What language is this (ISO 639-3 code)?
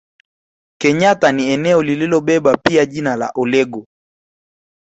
swa